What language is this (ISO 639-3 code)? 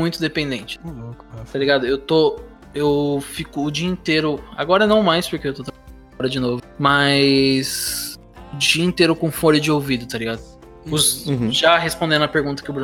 por